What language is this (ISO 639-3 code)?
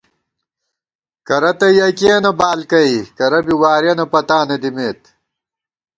gwt